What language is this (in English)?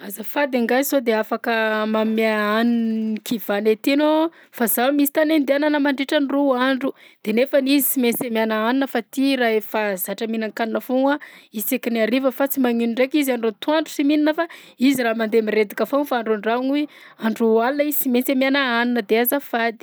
Southern Betsimisaraka Malagasy